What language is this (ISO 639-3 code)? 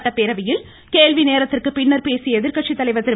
tam